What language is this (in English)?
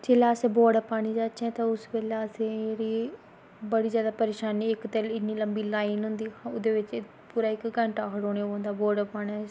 Dogri